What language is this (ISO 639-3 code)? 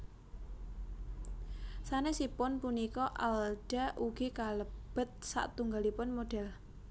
jav